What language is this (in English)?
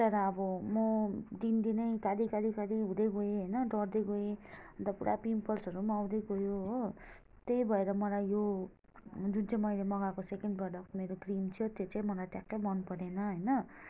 Nepali